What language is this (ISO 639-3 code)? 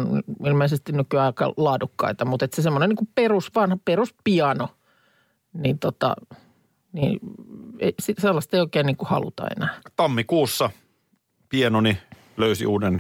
fin